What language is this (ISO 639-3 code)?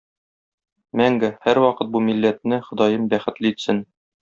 tat